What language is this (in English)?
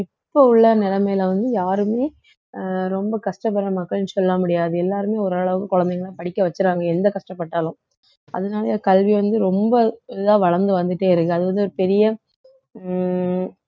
Tamil